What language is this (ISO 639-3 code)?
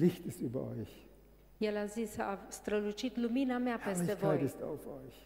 ron